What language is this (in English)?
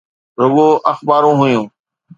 Sindhi